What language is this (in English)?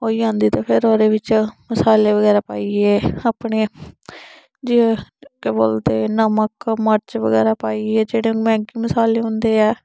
Dogri